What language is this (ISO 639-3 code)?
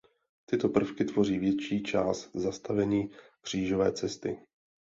ces